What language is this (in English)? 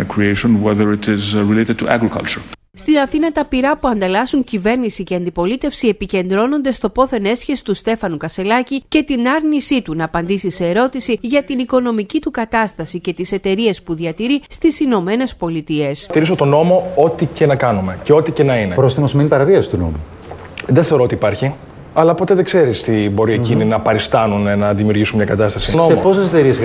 Greek